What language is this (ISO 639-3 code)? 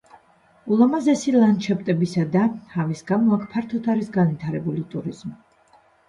kat